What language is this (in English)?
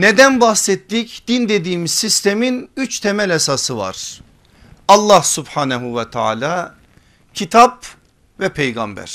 Turkish